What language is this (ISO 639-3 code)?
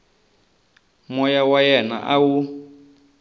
tso